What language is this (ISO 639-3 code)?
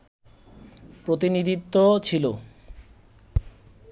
ben